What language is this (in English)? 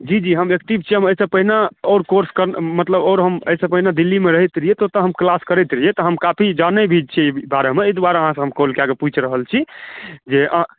Maithili